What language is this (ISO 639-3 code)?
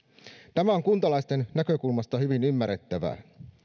fin